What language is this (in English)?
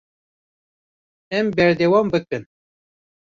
Kurdish